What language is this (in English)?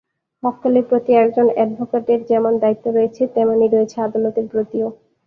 Bangla